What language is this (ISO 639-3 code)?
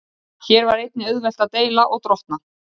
isl